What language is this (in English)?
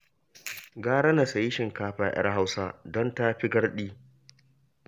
Hausa